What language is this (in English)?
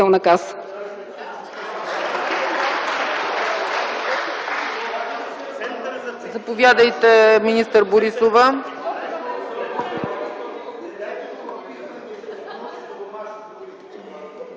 Bulgarian